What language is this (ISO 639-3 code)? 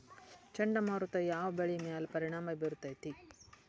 kan